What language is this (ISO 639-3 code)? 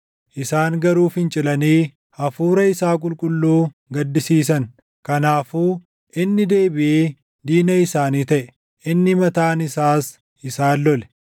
orm